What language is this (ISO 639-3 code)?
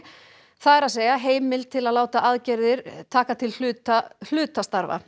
isl